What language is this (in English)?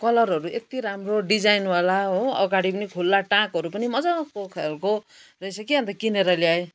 Nepali